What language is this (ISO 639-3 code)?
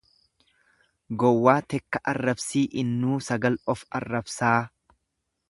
orm